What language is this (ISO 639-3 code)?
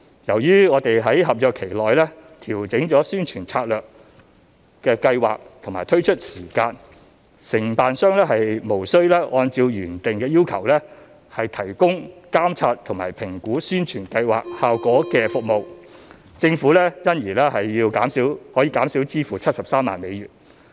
yue